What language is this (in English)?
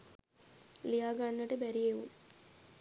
Sinhala